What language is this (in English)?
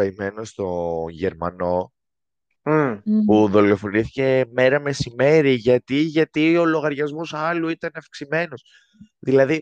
Greek